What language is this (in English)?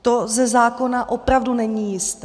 Czech